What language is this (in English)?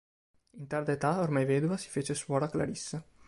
Italian